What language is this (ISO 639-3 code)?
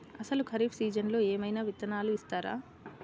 tel